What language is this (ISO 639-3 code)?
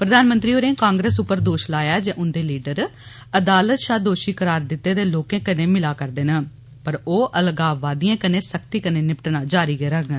doi